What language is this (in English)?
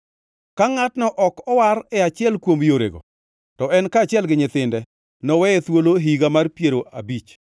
Luo (Kenya and Tanzania)